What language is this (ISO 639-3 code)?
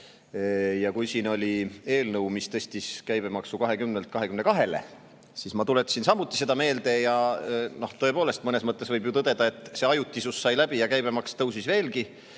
est